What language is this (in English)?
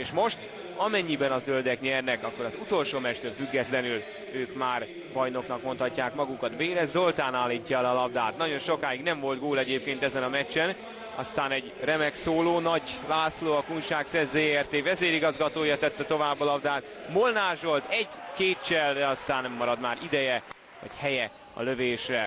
Hungarian